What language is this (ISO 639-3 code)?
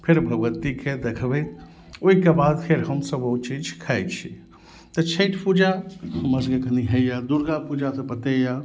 mai